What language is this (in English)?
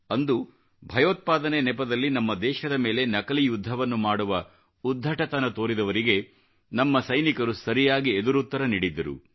Kannada